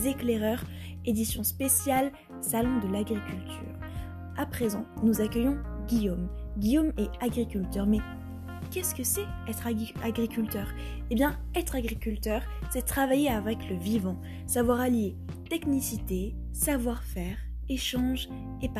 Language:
French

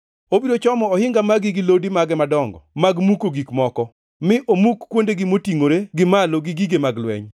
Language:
Luo (Kenya and Tanzania)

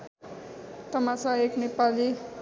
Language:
Nepali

